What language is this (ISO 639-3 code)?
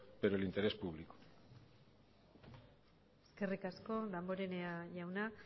eus